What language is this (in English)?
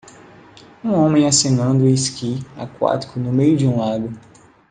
Portuguese